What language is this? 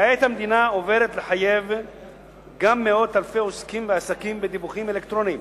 Hebrew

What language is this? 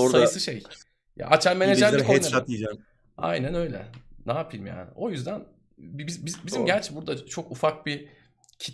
Turkish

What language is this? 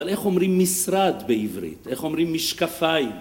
Hebrew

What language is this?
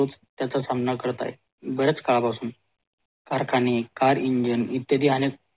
Marathi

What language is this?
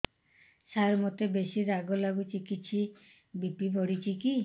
Odia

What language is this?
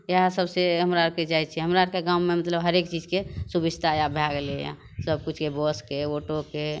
Maithili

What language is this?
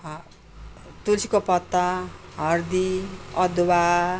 Nepali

